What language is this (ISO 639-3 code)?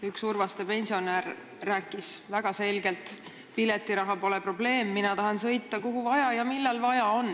est